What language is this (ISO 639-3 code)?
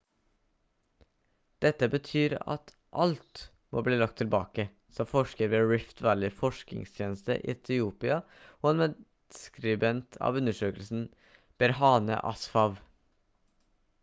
nob